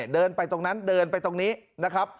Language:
Thai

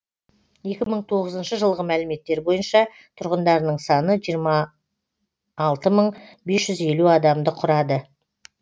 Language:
Kazakh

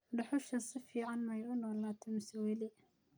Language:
Somali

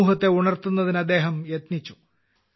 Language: Malayalam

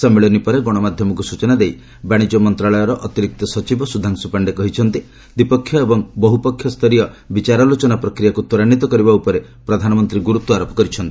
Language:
Odia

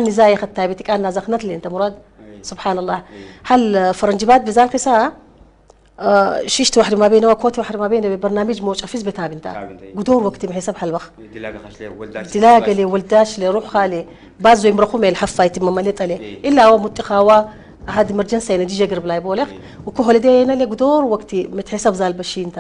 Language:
Arabic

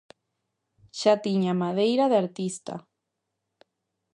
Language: Galician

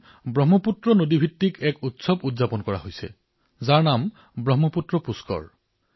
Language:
Assamese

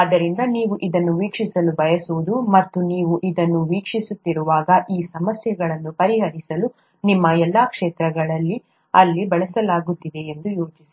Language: Kannada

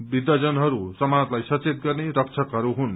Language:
Nepali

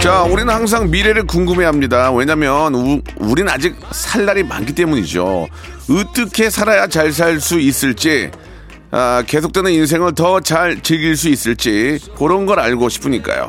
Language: Korean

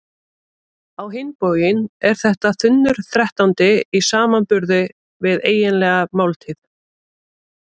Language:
Icelandic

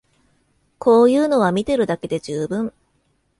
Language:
Japanese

